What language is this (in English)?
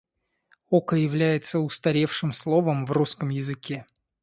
Russian